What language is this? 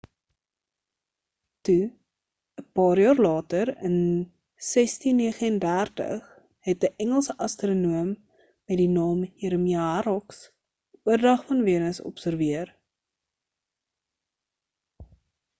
Afrikaans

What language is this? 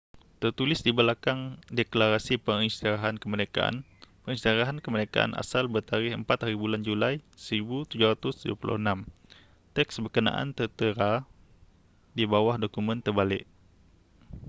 Malay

